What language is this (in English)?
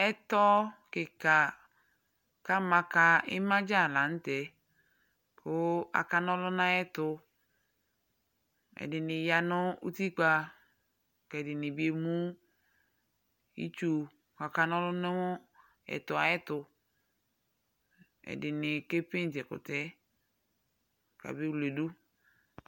Ikposo